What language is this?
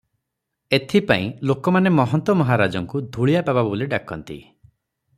Odia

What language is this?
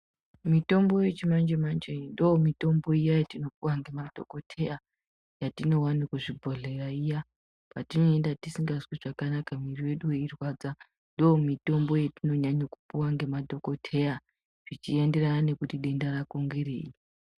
Ndau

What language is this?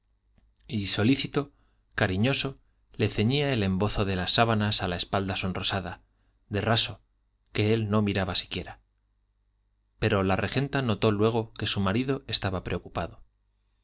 Spanish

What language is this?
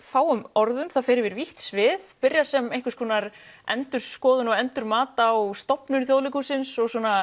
Icelandic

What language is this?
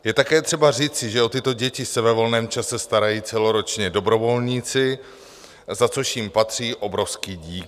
Czech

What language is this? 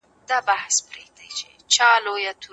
Pashto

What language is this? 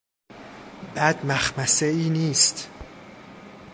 Persian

